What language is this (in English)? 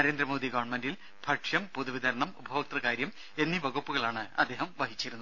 Malayalam